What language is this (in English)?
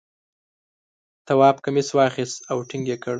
Pashto